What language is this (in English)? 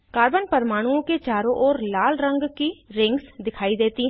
Hindi